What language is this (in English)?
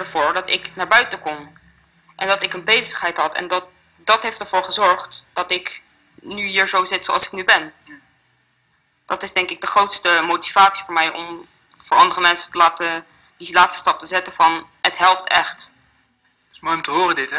Dutch